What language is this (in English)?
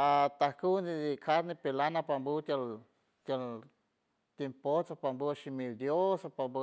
San Francisco Del Mar Huave